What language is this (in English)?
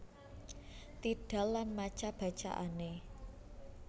Javanese